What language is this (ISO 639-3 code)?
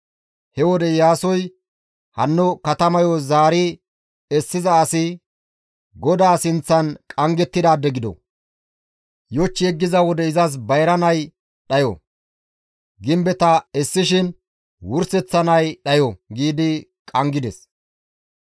gmv